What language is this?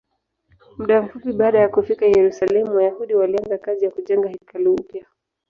Swahili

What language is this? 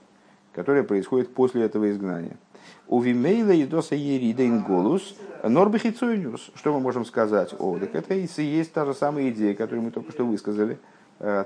Russian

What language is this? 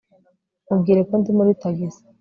Kinyarwanda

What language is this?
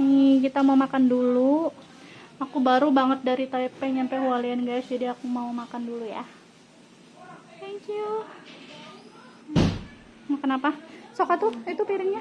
Indonesian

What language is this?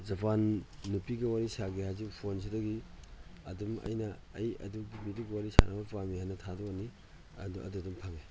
Manipuri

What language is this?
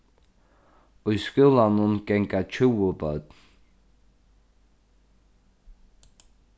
Faroese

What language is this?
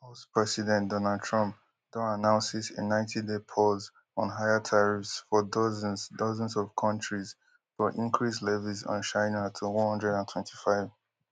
Nigerian Pidgin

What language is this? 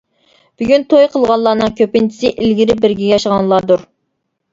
Uyghur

